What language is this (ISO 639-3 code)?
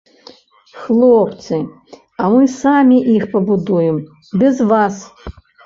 bel